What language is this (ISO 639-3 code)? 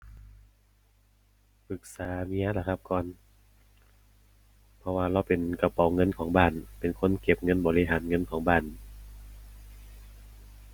tha